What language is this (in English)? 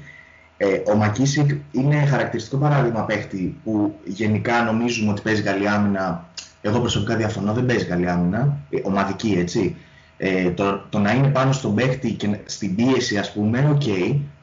Greek